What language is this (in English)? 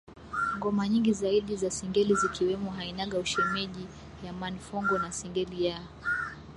Swahili